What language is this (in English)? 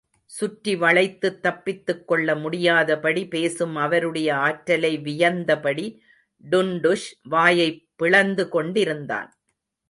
Tamil